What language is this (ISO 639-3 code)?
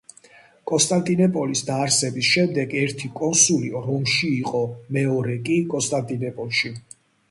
kat